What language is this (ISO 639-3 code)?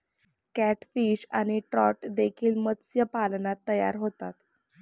mar